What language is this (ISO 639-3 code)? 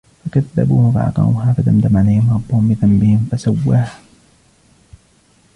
ara